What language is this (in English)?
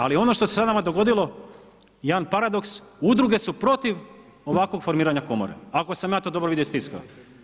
Croatian